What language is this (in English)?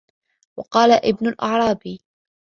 Arabic